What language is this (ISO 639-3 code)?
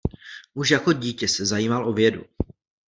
ces